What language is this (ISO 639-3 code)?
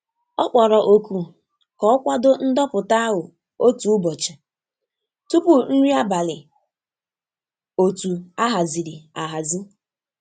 ibo